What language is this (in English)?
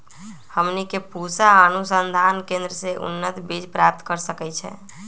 Magahi